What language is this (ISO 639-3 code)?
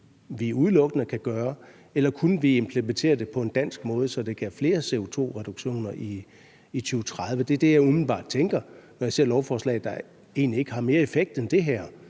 dan